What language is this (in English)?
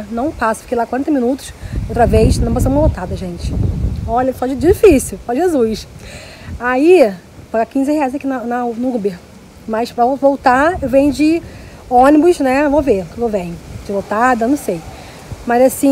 Portuguese